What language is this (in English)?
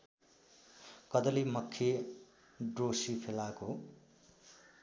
Nepali